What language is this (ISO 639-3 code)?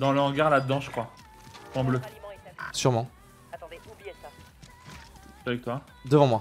fra